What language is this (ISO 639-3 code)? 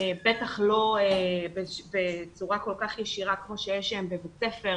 heb